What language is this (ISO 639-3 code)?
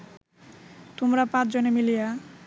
ben